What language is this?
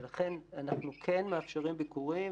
Hebrew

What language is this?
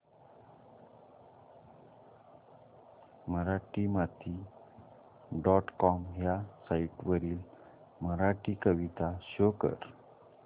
Marathi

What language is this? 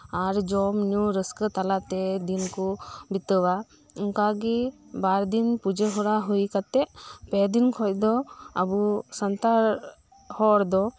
Santali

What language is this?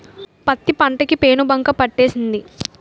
Telugu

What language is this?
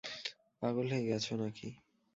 Bangla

